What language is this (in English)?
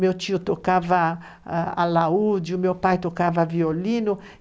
Portuguese